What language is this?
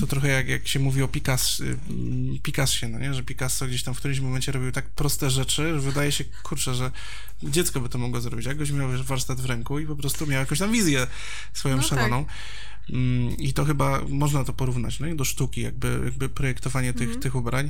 Polish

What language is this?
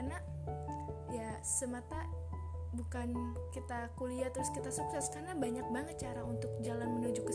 Indonesian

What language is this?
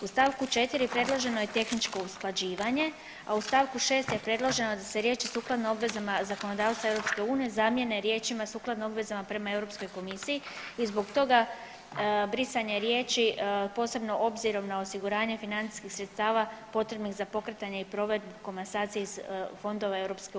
Croatian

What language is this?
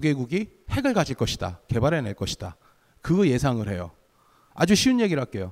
Korean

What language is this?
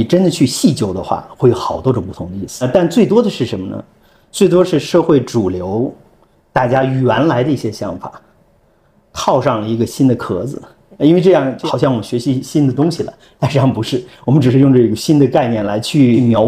Chinese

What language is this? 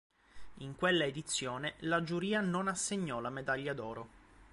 Italian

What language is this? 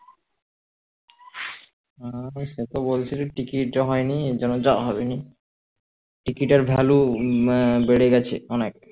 Bangla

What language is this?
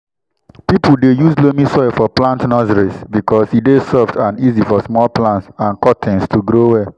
Nigerian Pidgin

